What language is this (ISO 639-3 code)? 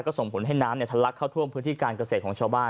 tha